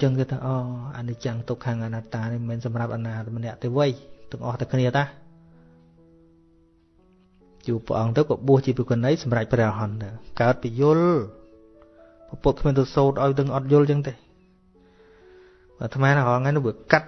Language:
Vietnamese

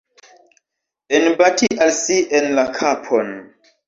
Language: Esperanto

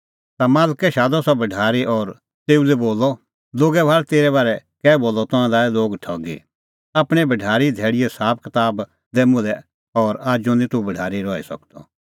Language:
Kullu Pahari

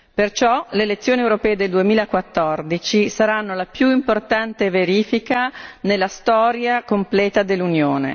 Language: Italian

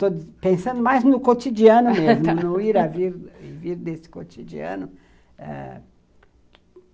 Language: Portuguese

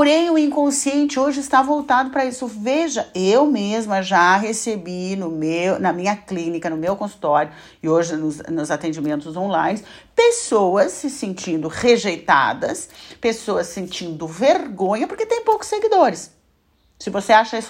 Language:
Portuguese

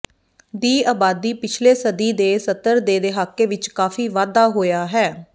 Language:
Punjabi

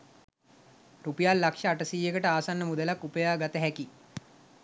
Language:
Sinhala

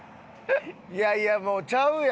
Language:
Japanese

